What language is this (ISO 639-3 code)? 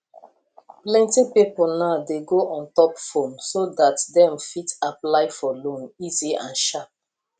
pcm